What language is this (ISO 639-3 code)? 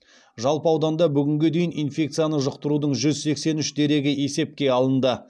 kaz